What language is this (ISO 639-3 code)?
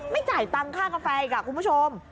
tha